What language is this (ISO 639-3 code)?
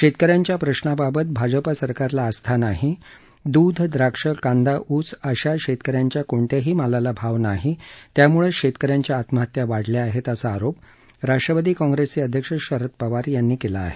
mar